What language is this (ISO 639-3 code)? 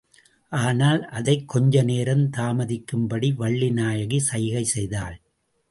tam